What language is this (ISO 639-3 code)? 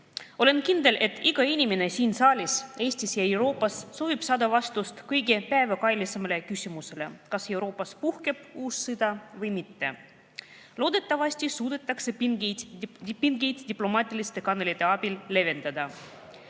est